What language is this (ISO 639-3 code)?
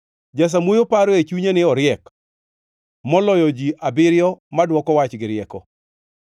luo